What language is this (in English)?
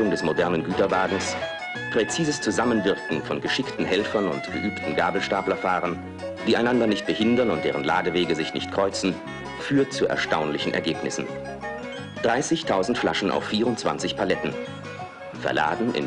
German